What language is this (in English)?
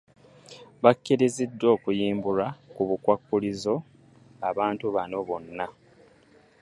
Ganda